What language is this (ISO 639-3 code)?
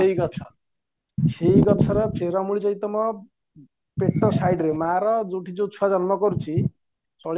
ori